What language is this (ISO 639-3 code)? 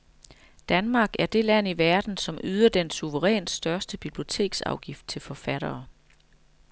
dan